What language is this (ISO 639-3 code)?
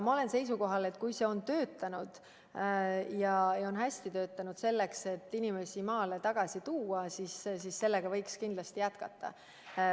est